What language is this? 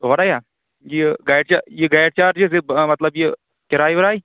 Kashmiri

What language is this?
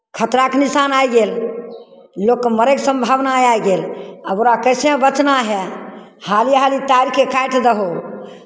Maithili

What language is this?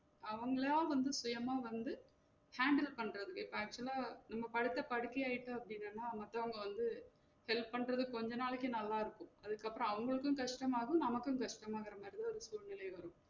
Tamil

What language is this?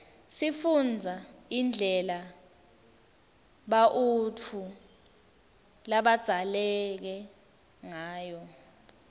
Swati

